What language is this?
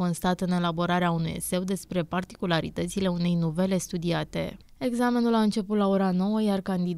Romanian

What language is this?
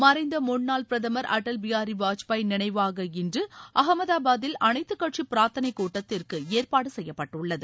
Tamil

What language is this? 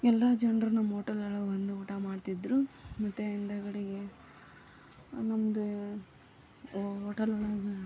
Kannada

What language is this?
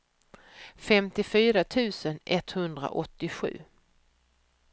Swedish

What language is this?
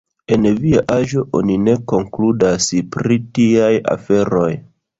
Esperanto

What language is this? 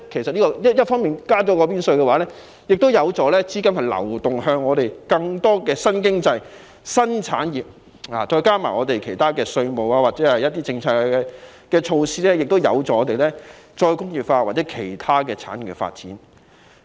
Cantonese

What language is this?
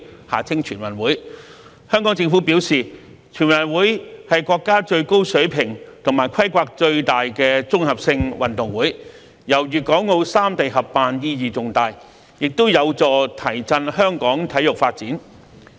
Cantonese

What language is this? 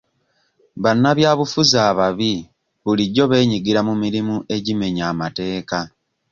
Ganda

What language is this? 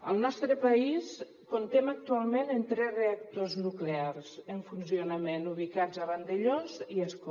Catalan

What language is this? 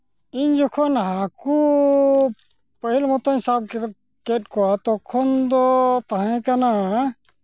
Santali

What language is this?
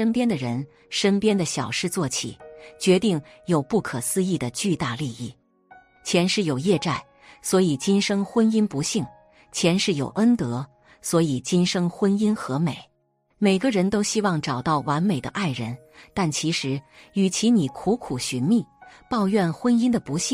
Chinese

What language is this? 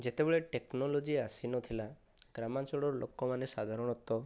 Odia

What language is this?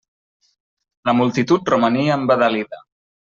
Catalan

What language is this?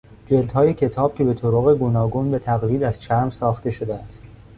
Persian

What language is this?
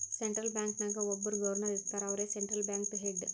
Kannada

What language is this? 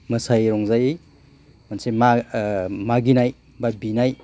Bodo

